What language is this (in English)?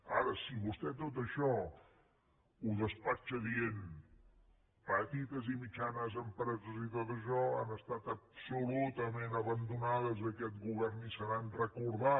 Catalan